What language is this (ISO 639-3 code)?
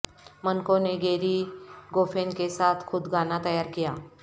urd